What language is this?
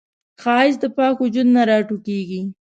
Pashto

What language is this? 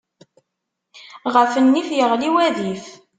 Kabyle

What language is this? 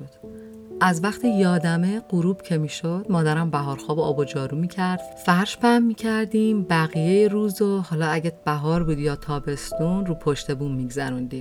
Persian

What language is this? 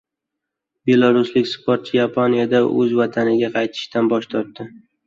Uzbek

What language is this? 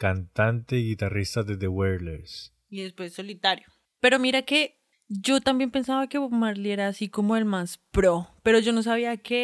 Spanish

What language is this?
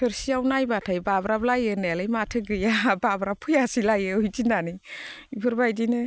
Bodo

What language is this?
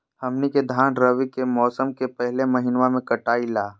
Magahi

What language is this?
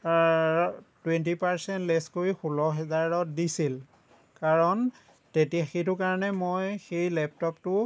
Assamese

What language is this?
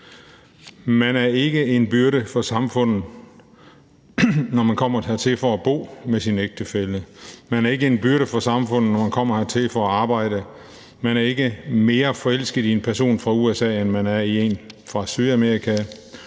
Danish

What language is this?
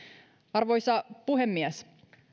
Finnish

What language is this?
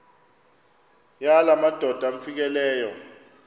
Xhosa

